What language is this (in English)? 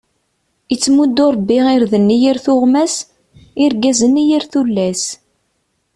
Kabyle